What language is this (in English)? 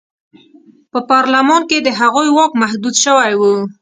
Pashto